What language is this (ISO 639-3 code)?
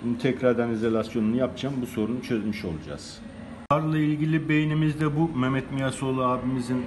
tur